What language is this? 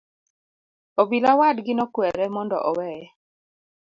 Luo (Kenya and Tanzania)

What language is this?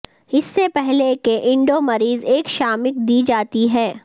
Urdu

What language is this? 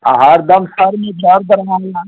Hindi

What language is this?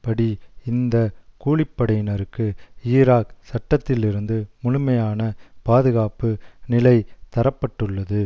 Tamil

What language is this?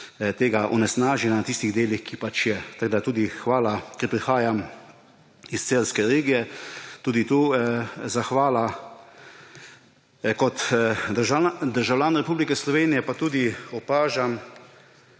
Slovenian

